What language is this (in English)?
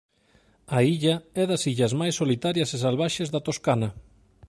Galician